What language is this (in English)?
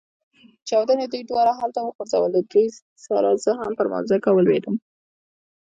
Pashto